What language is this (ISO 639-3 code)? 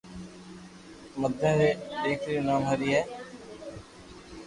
lrk